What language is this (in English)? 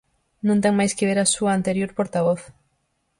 Galician